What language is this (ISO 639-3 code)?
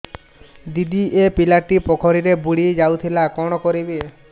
ori